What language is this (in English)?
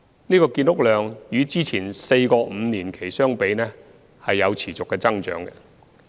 Cantonese